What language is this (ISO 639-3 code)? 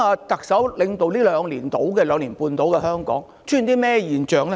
yue